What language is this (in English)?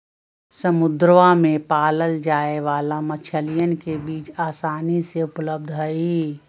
Magahi